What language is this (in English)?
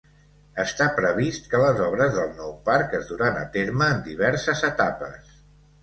Catalan